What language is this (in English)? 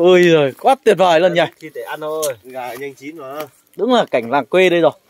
Vietnamese